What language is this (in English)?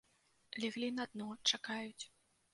Belarusian